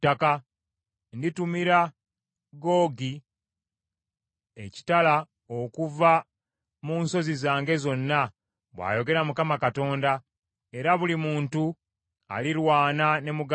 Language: Ganda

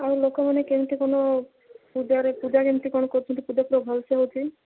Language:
Odia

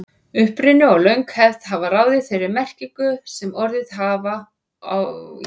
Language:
Icelandic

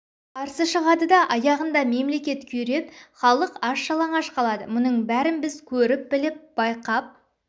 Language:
Kazakh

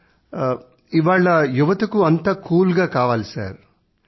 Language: Telugu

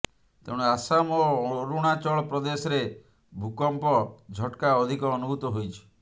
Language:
Odia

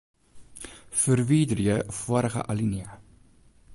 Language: Western Frisian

